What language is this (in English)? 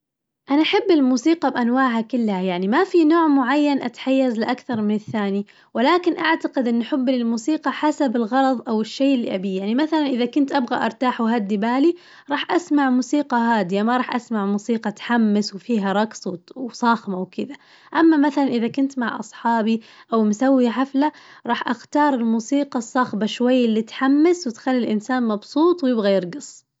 Najdi Arabic